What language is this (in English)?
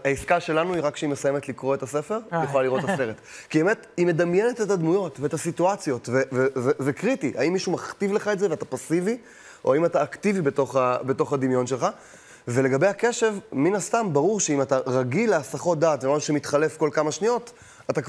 Hebrew